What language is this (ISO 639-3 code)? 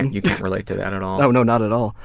eng